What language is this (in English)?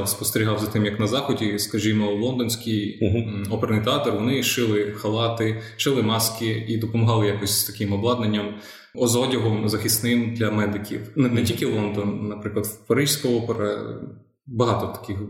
Ukrainian